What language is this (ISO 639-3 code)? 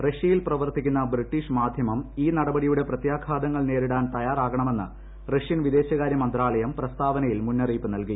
mal